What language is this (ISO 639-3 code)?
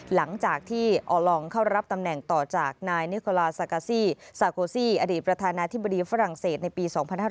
tha